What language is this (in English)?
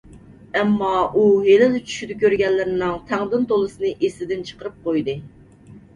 Uyghur